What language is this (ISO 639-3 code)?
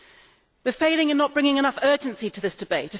eng